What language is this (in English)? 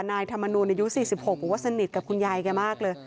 Thai